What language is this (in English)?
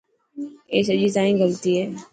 Dhatki